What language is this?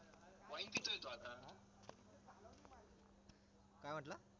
Marathi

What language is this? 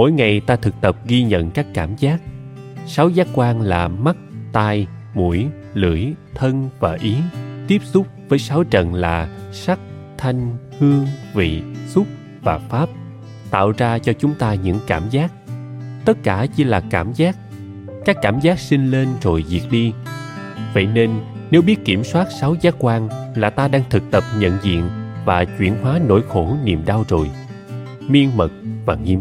Vietnamese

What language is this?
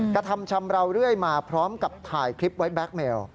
Thai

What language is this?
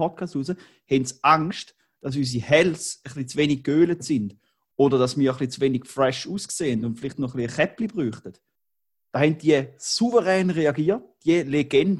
German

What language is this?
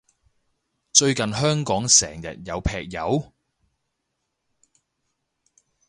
Cantonese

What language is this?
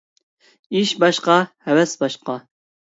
Uyghur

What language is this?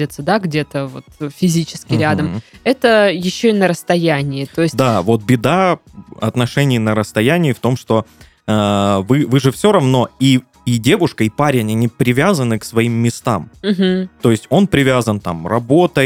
Russian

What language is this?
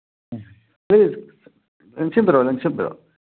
Manipuri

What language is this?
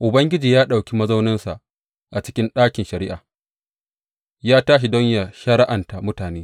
Hausa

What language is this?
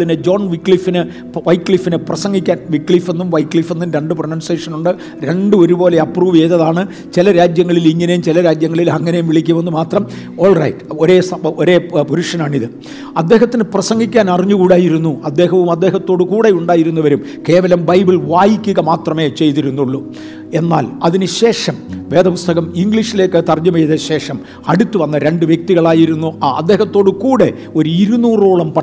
Malayalam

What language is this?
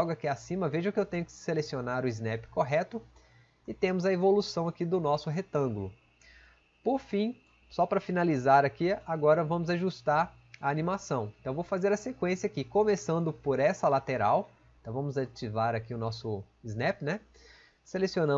Portuguese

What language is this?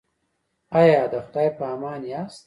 Pashto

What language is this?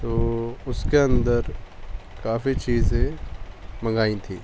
Urdu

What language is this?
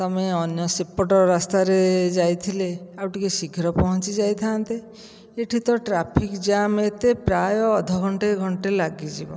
Odia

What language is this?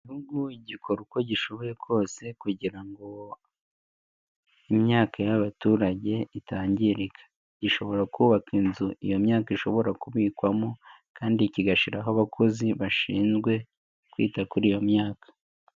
Kinyarwanda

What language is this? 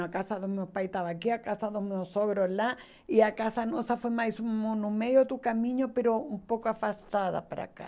Portuguese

